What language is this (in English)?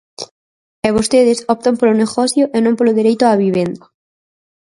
Galician